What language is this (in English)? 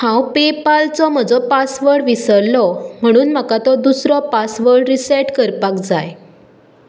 Konkani